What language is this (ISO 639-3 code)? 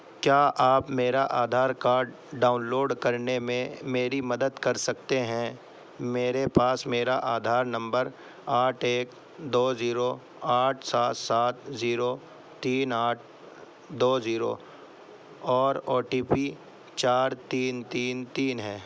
urd